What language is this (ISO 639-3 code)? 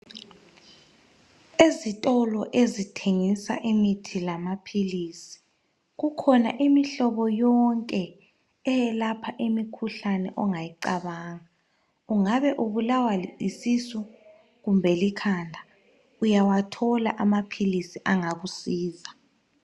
nde